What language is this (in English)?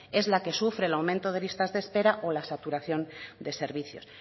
Spanish